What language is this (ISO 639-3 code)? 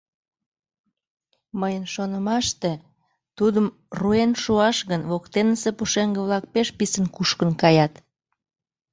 chm